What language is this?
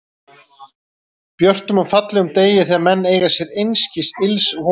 Icelandic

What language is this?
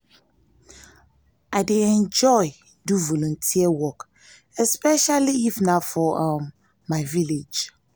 Nigerian Pidgin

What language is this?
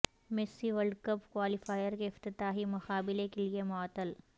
Urdu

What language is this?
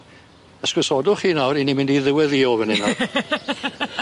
Welsh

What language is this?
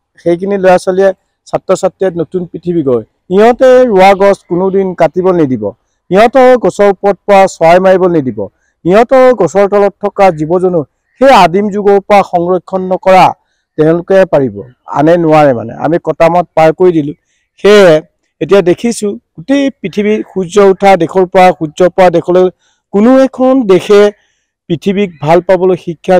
Romanian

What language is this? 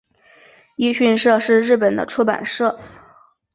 Chinese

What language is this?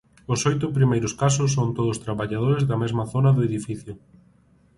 Galician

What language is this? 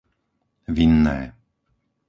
Slovak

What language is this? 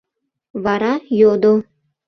Mari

